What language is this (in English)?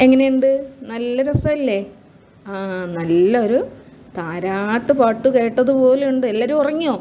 Malayalam